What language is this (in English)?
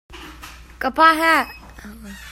Hakha Chin